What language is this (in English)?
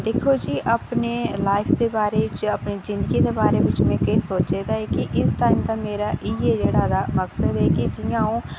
Dogri